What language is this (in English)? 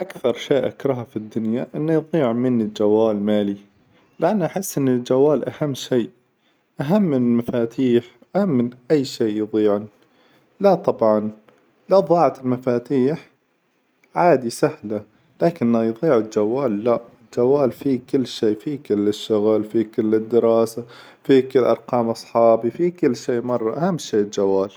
Hijazi Arabic